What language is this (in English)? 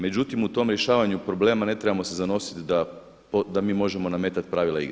Croatian